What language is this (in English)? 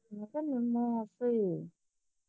Punjabi